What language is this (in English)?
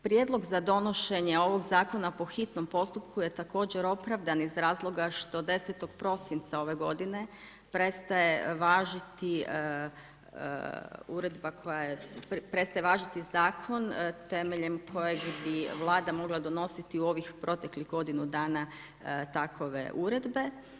Croatian